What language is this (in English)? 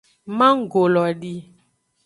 Aja (Benin)